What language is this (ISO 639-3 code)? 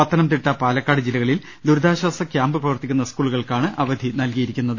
mal